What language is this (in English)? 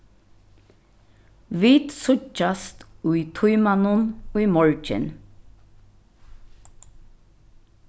Faroese